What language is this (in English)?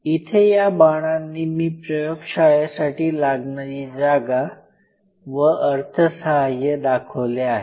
Marathi